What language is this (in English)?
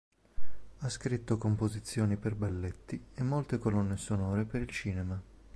Italian